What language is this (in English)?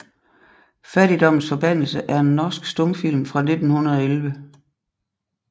Danish